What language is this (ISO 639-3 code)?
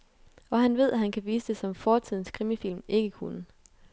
dan